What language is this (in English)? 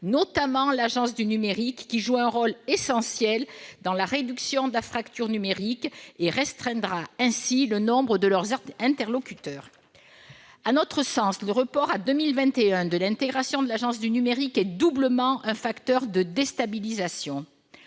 French